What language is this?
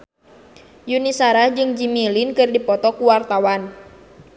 Sundanese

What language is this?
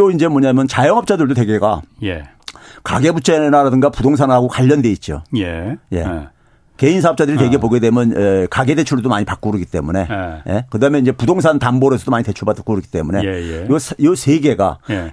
Korean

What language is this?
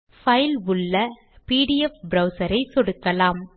Tamil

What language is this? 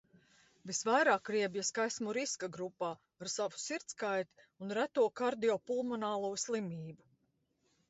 Latvian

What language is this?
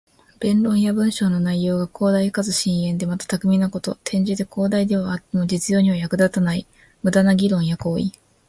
Japanese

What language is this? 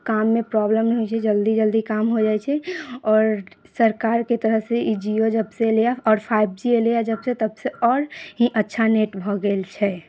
Maithili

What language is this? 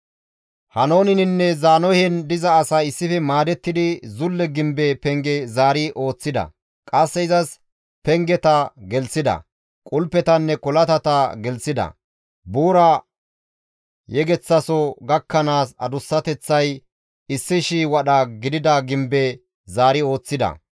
Gamo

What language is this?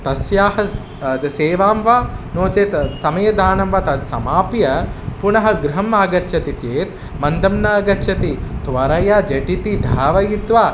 Sanskrit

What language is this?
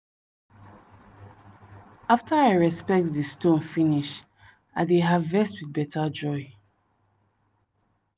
Nigerian Pidgin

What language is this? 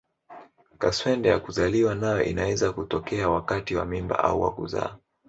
Swahili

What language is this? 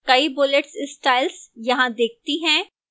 Hindi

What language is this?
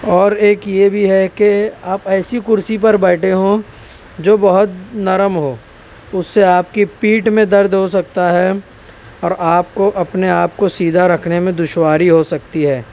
Urdu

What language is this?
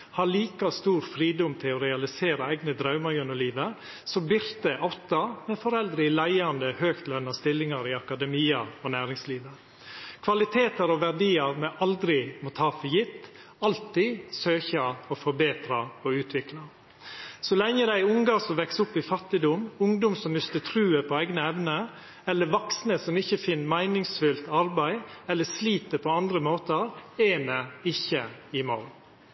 Norwegian Nynorsk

